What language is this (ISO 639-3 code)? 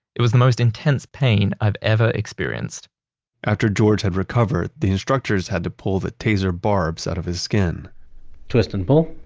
eng